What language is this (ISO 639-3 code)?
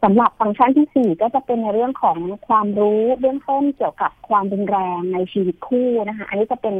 tha